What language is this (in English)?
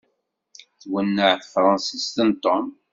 Kabyle